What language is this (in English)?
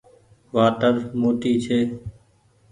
Goaria